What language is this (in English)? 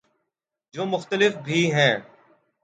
Urdu